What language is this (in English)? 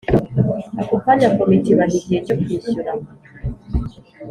Kinyarwanda